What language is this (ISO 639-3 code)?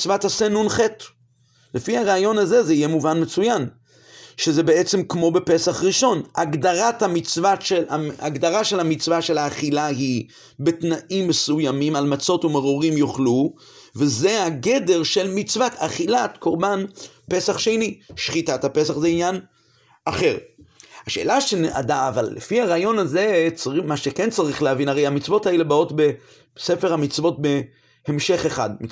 heb